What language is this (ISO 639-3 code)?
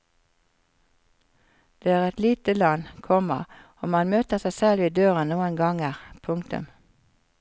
nor